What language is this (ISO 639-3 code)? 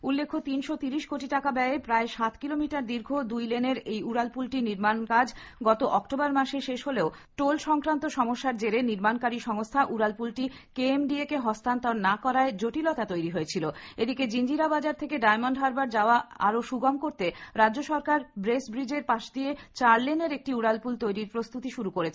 ben